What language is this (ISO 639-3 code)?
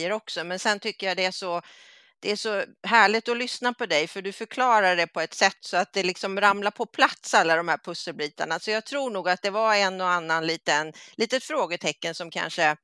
swe